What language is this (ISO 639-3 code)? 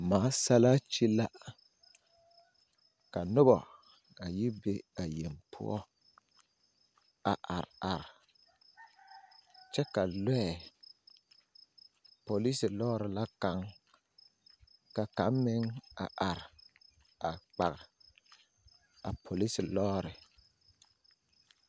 dga